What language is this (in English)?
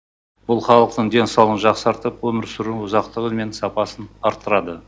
Kazakh